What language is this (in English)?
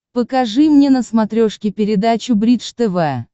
Russian